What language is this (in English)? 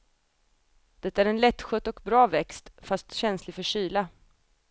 Swedish